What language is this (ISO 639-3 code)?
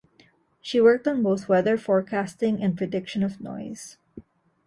eng